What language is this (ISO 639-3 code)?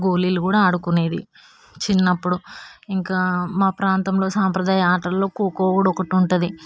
tel